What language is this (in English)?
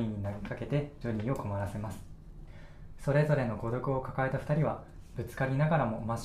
Japanese